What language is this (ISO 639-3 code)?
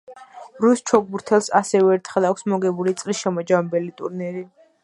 kat